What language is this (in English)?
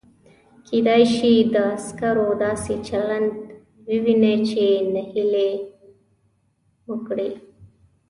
Pashto